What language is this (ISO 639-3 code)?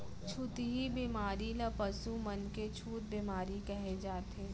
hne